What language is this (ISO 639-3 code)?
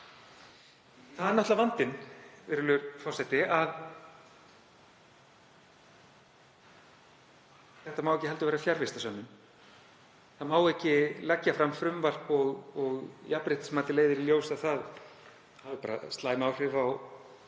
isl